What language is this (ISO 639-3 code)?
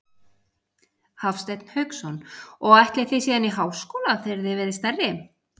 isl